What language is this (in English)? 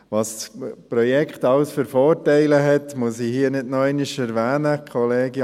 Swiss German